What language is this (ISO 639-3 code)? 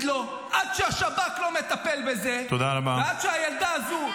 heb